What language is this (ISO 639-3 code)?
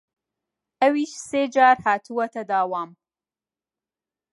ckb